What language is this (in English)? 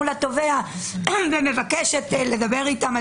Hebrew